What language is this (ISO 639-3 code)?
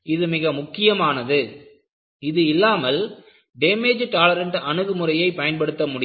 tam